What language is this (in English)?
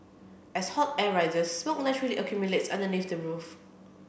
English